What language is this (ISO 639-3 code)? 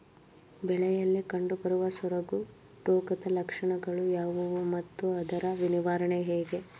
kan